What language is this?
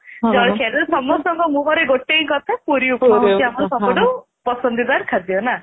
Odia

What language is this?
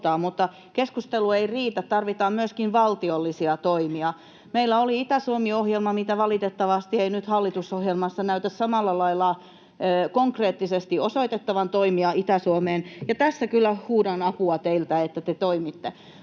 Finnish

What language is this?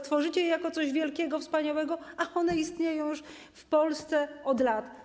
Polish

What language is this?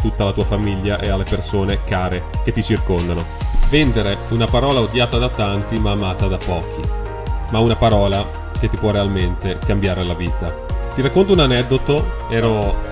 Italian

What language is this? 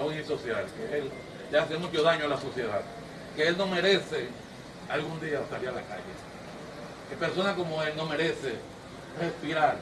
Spanish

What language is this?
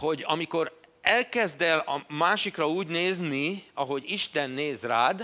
Hungarian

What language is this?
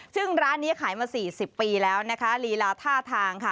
Thai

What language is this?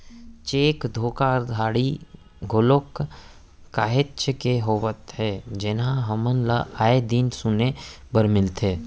Chhattisgarhi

